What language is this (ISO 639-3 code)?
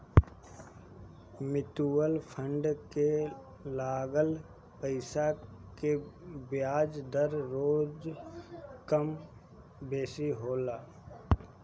bho